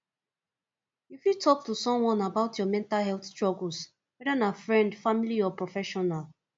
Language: Nigerian Pidgin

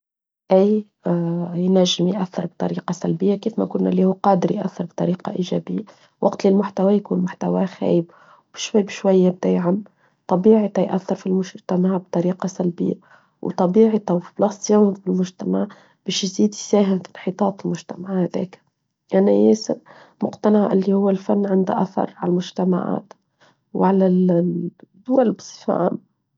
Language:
Tunisian Arabic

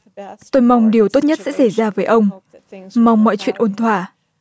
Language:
Vietnamese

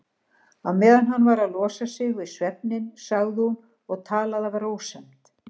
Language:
Icelandic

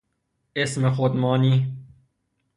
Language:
Persian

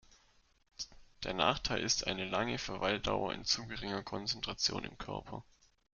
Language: German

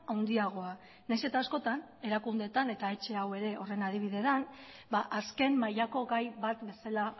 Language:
Basque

